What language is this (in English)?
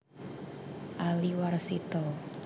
Javanese